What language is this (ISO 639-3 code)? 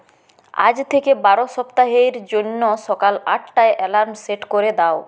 ben